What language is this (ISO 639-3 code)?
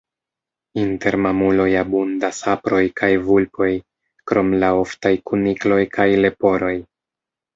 epo